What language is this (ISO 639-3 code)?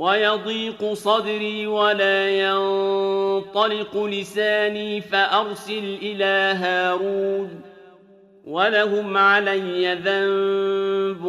ara